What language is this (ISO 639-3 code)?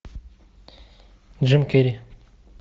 rus